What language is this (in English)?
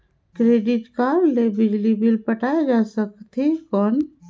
Chhattisgarhi